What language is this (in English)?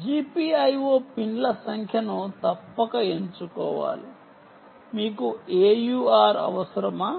Telugu